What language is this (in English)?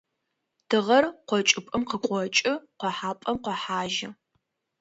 Adyghe